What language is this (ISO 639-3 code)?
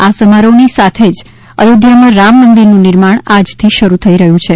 guj